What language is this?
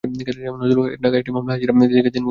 Bangla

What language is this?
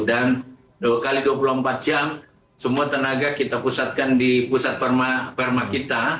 Indonesian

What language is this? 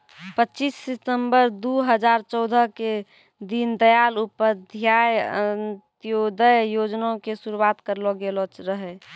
Maithili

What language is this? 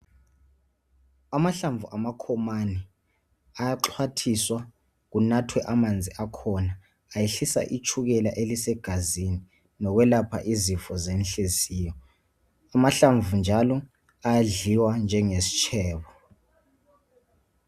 North Ndebele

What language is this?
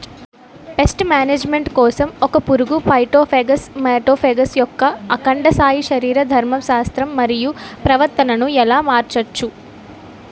Telugu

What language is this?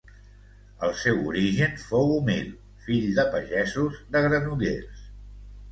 Catalan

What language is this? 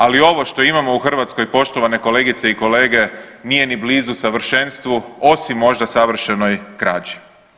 Croatian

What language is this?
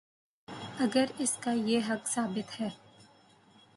Urdu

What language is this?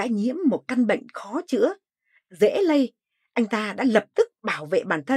Vietnamese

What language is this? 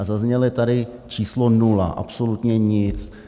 Czech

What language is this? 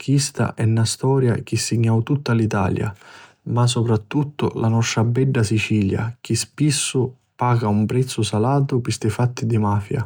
Sicilian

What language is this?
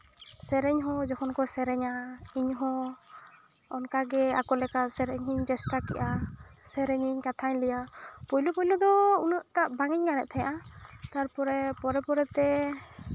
Santali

